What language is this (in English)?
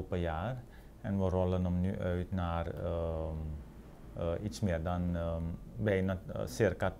Dutch